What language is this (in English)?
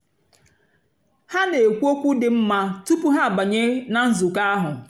Igbo